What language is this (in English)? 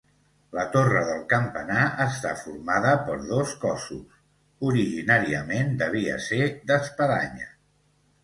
Catalan